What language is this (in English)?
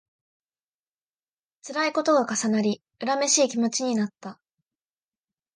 Japanese